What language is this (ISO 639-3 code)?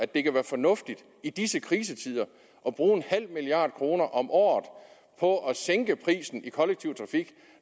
dan